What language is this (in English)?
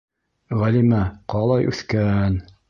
Bashkir